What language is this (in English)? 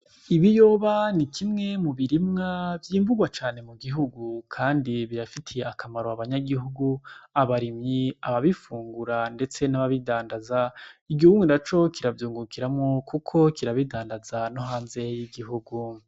Rundi